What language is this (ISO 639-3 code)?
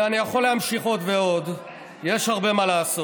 heb